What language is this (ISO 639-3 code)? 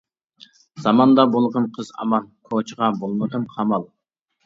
uig